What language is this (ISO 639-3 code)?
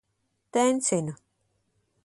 lav